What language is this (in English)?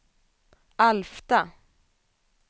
Swedish